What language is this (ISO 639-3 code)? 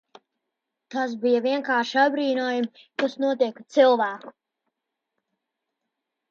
lav